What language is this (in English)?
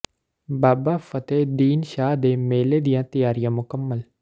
Punjabi